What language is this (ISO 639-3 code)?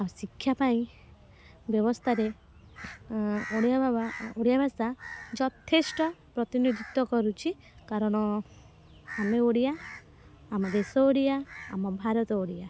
ori